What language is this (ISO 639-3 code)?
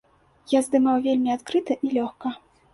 bel